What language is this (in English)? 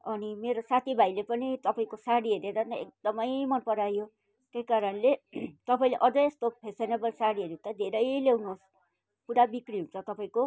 Nepali